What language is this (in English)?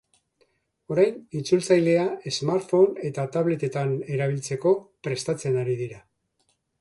Basque